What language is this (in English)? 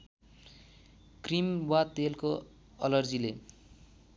Nepali